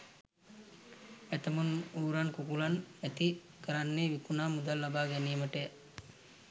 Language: Sinhala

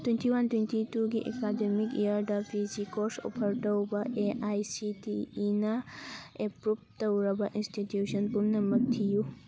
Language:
Manipuri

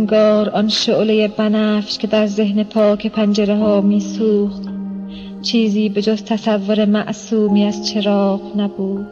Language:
Persian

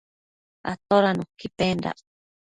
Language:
Matsés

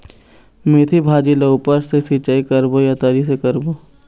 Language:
Chhattisgarhi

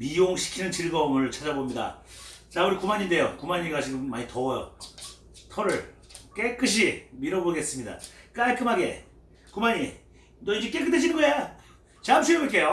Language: Korean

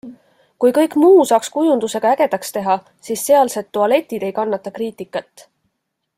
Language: Estonian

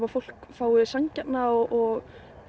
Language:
Icelandic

